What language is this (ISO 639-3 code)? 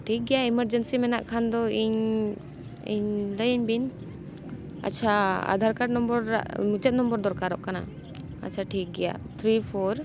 sat